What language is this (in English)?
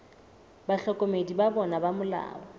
Southern Sotho